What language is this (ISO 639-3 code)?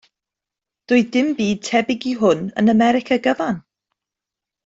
cym